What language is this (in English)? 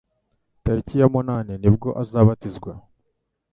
Kinyarwanda